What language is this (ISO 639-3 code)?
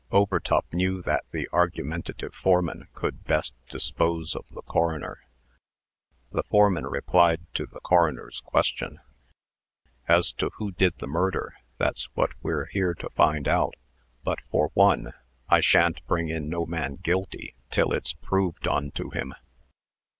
eng